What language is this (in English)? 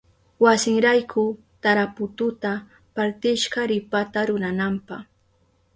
Southern Pastaza Quechua